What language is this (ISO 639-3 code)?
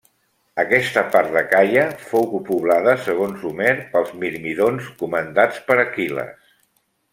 cat